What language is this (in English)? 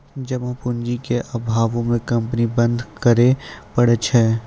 Maithili